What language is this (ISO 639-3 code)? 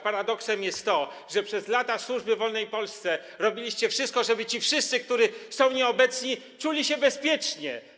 pol